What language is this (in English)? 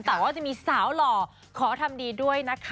Thai